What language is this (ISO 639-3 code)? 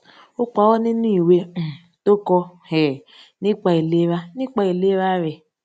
yor